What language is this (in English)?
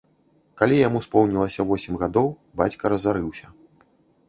Belarusian